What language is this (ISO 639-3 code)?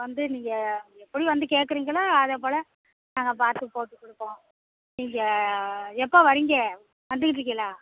tam